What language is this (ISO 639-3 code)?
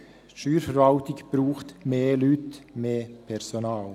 gsw